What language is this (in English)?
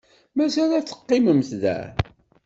Kabyle